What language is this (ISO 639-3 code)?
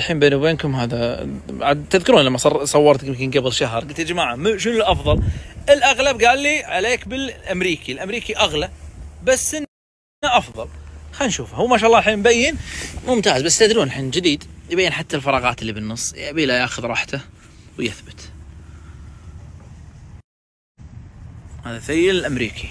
ara